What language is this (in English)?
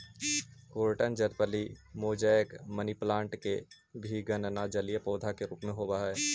Magahi